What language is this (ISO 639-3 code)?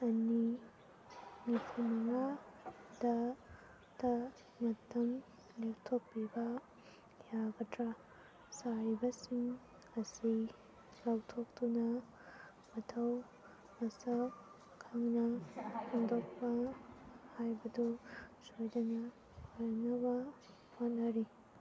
mni